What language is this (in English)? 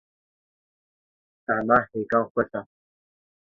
Kurdish